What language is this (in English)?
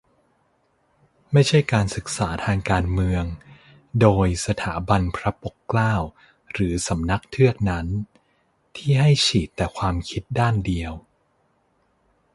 Thai